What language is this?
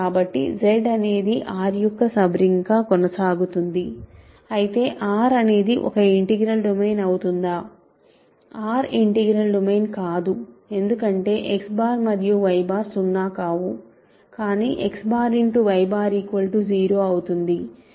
Telugu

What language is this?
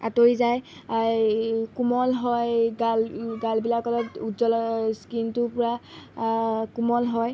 Assamese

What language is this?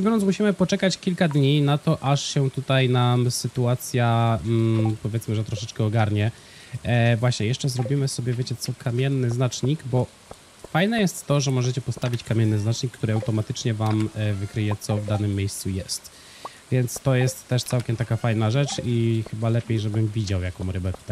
Polish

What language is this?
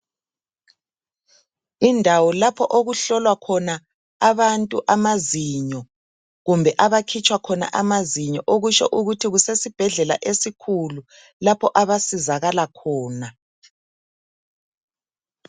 North Ndebele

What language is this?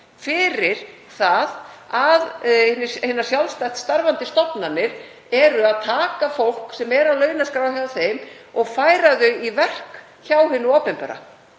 Icelandic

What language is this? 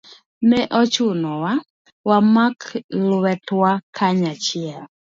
Luo (Kenya and Tanzania)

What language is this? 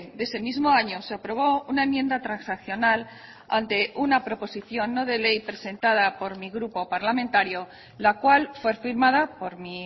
Spanish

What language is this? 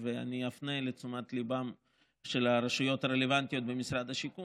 Hebrew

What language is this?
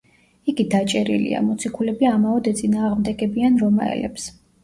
Georgian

